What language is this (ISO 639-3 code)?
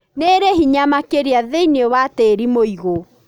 kik